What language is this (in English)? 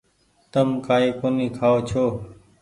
Goaria